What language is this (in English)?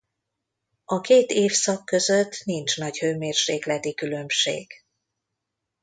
Hungarian